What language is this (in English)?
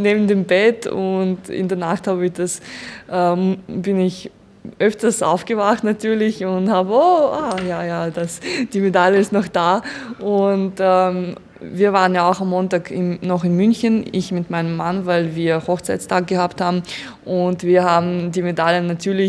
German